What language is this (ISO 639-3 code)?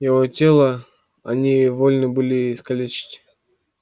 rus